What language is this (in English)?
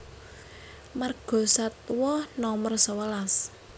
Javanese